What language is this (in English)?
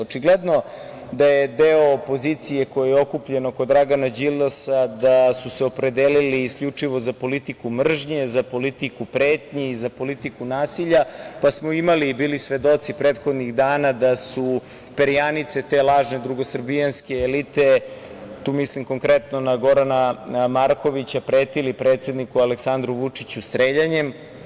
Serbian